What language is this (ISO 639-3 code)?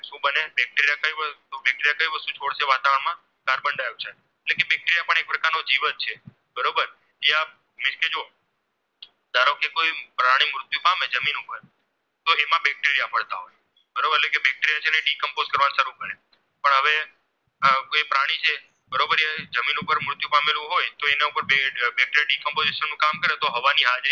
guj